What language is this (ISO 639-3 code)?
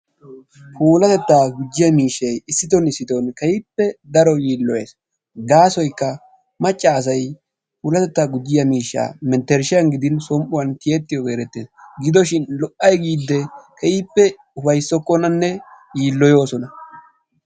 wal